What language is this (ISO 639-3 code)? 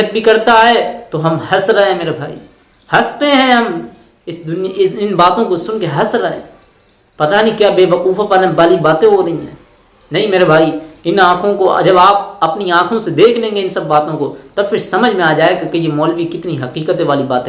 hin